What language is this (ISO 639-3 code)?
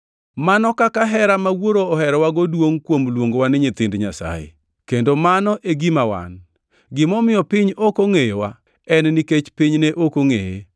luo